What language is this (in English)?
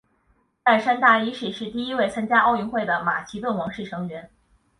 Chinese